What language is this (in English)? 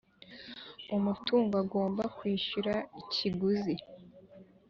Kinyarwanda